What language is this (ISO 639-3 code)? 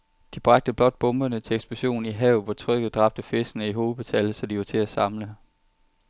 dan